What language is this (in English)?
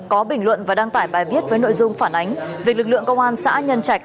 Vietnamese